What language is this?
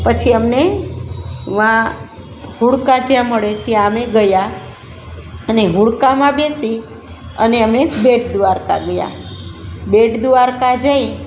Gujarati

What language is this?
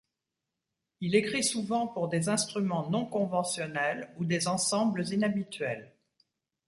French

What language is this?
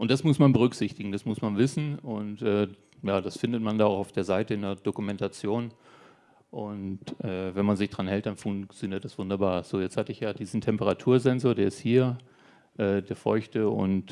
German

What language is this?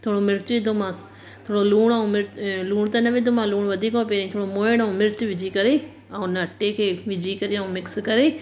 Sindhi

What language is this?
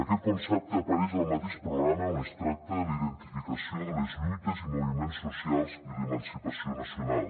Catalan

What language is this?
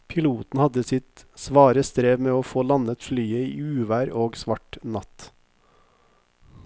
Norwegian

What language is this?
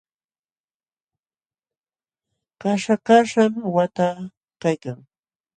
Jauja Wanca Quechua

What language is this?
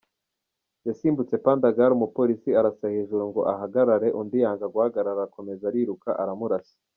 Kinyarwanda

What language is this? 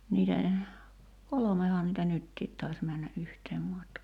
Finnish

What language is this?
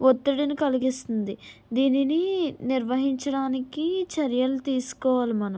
Telugu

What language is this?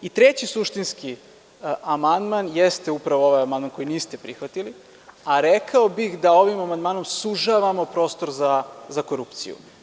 Serbian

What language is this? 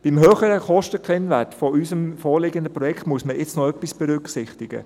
Swiss German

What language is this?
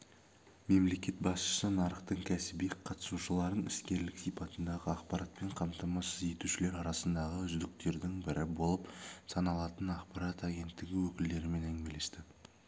Kazakh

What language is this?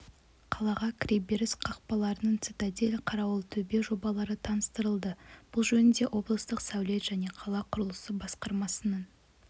Kazakh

